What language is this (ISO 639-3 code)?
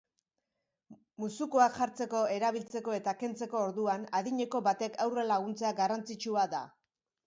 eus